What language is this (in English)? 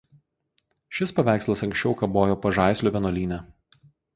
Lithuanian